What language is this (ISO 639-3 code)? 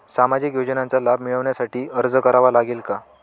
mar